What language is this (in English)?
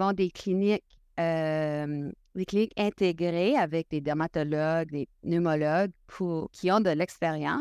French